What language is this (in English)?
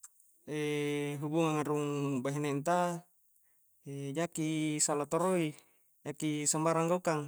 Coastal Konjo